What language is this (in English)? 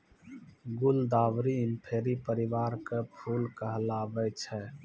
Maithili